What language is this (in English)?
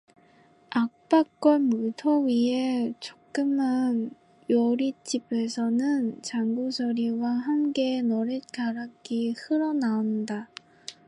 Korean